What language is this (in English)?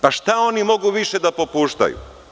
Serbian